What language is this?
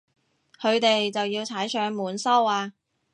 Cantonese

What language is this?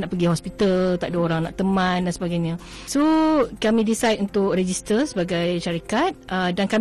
Malay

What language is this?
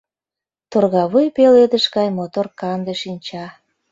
Mari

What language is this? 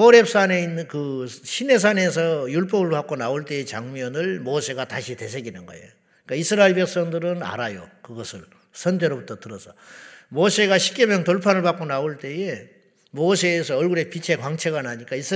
Korean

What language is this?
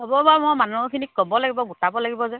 Assamese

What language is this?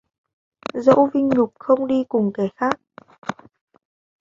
Vietnamese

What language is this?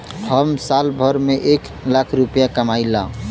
Bhojpuri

